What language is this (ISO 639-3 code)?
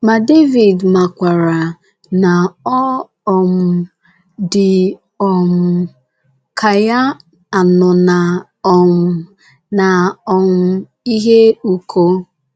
ibo